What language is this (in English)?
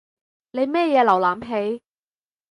Cantonese